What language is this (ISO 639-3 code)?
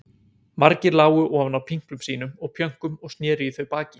isl